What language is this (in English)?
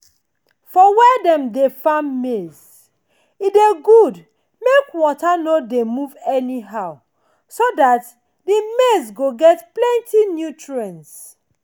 Nigerian Pidgin